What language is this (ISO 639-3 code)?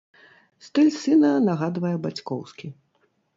bel